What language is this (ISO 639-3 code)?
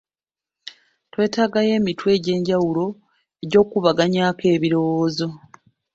lug